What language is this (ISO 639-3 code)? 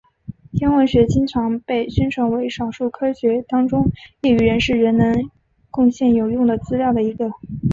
zho